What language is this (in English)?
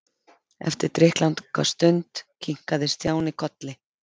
Icelandic